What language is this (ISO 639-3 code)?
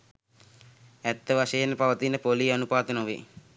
sin